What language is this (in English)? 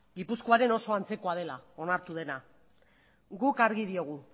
Basque